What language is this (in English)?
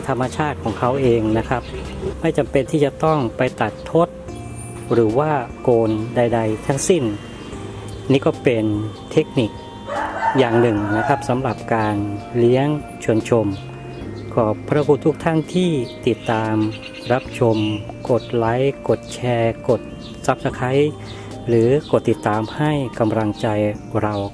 Thai